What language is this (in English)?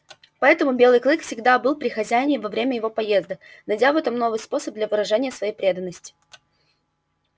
Russian